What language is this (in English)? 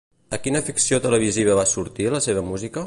Catalan